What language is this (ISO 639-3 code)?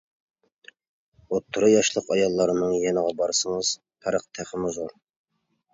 uig